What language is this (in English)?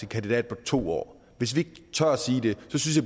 Danish